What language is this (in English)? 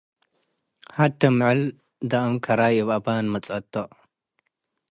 Tigre